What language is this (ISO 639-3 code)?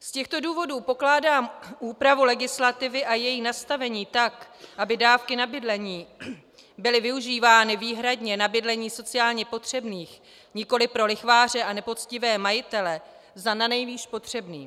ces